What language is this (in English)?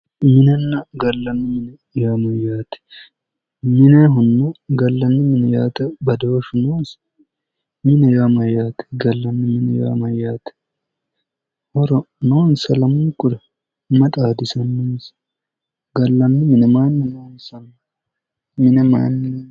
Sidamo